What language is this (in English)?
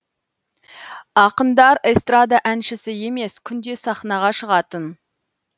Kazakh